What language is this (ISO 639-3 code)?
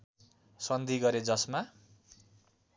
nep